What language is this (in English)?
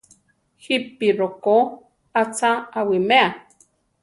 Central Tarahumara